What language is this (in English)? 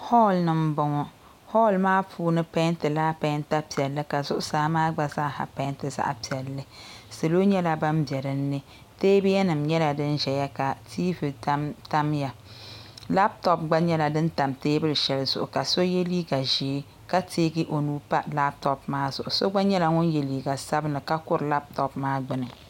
Dagbani